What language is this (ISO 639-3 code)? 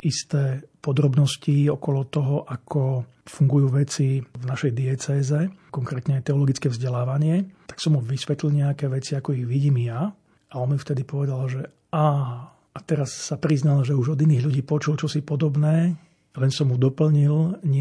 slk